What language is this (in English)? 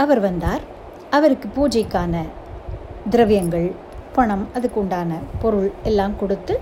Tamil